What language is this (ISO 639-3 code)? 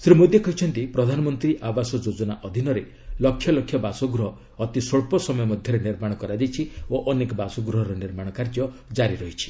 ori